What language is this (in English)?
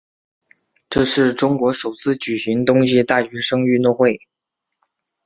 Chinese